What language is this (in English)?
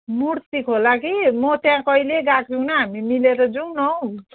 Nepali